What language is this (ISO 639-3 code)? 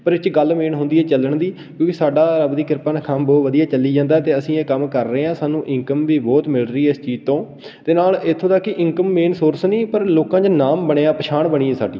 pan